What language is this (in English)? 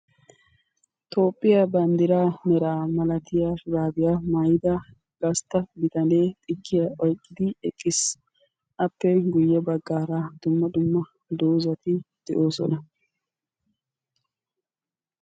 Wolaytta